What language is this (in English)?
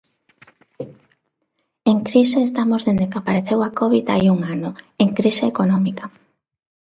Galician